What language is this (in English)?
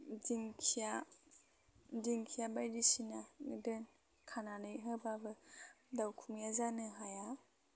Bodo